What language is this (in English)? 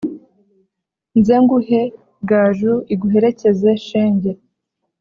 Kinyarwanda